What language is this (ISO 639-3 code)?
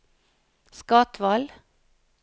nor